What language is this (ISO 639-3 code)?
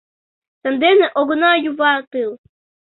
chm